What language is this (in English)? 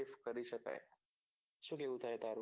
Gujarati